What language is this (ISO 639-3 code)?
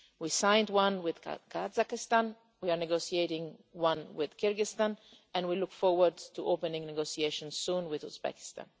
eng